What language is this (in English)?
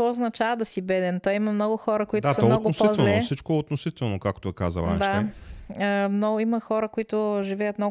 Bulgarian